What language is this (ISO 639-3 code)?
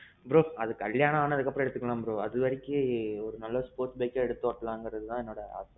tam